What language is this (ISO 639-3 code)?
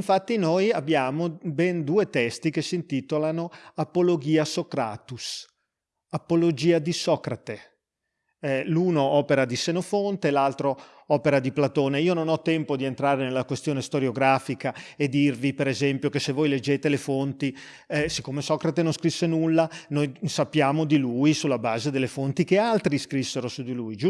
ita